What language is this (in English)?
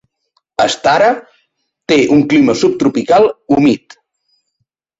Catalan